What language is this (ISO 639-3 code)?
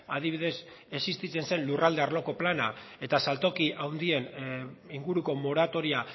eus